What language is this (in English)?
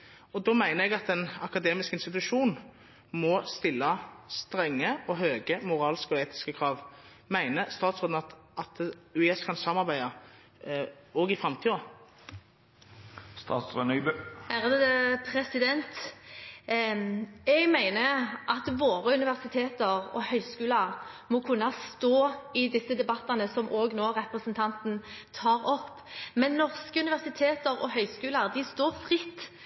Norwegian Bokmål